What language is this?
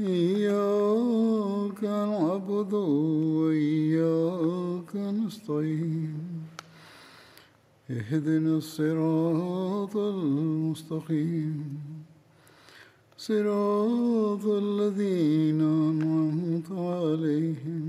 Malayalam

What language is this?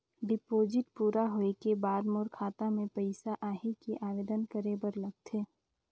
Chhattisgarhi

